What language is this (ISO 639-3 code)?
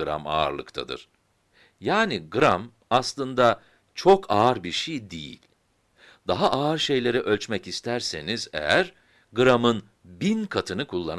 tur